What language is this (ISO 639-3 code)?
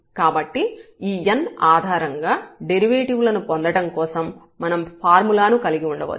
tel